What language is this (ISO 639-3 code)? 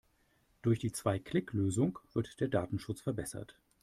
deu